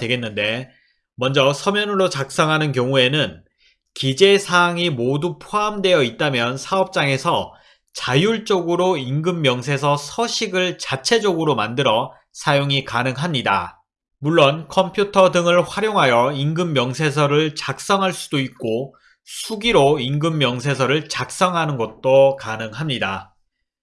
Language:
Korean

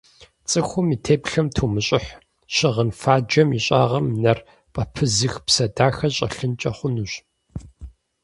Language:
Kabardian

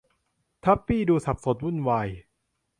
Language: Thai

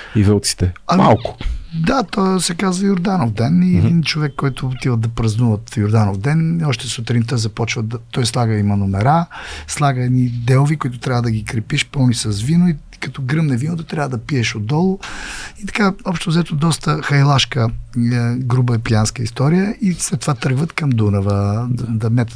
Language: Bulgarian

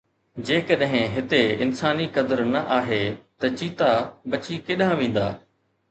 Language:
Sindhi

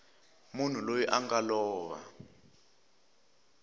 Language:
Tsonga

